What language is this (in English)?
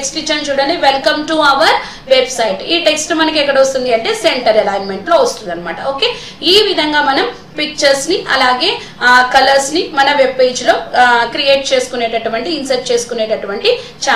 Hindi